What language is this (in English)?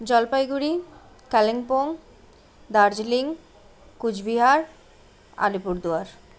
Nepali